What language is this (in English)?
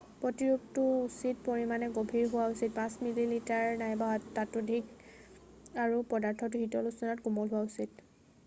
Assamese